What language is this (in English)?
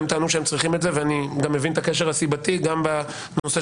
Hebrew